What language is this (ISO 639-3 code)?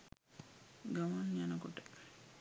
sin